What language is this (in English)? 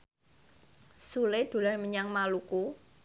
Javanese